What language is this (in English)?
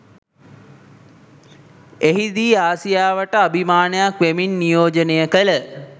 Sinhala